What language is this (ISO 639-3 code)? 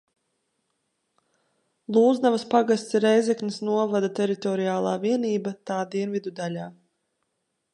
lav